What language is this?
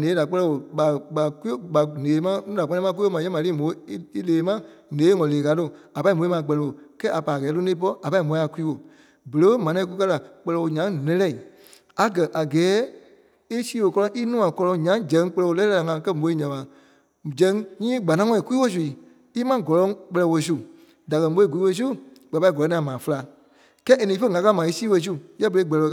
Kpelle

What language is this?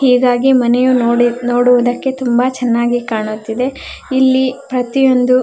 Kannada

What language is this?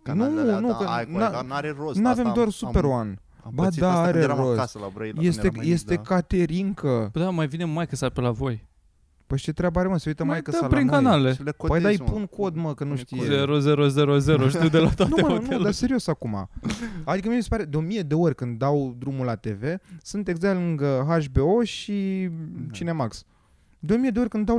Romanian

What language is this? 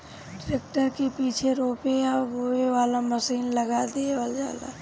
Bhojpuri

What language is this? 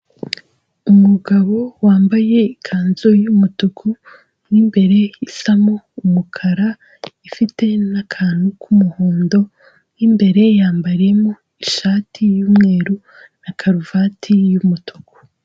Kinyarwanda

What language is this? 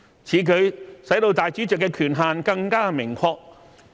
Cantonese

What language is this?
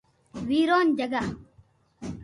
Loarki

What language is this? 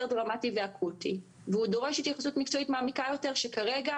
Hebrew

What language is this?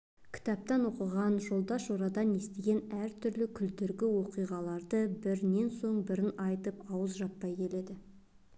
Kazakh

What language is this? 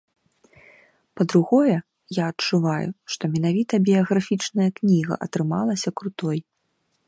Belarusian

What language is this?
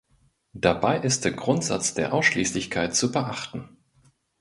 German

